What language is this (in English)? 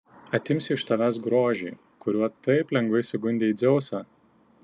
Lithuanian